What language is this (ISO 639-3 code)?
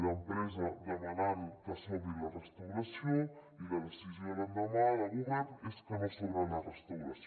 cat